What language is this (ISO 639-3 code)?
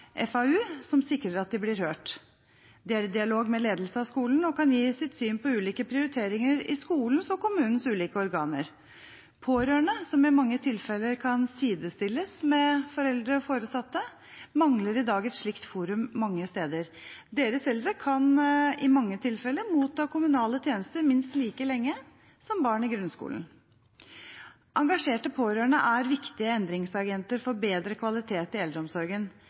nob